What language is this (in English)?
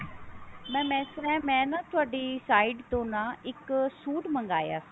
Punjabi